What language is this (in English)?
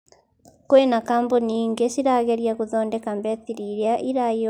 Kikuyu